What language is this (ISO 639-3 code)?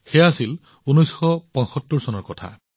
asm